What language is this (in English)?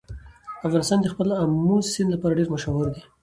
Pashto